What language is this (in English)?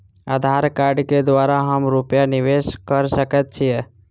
Maithili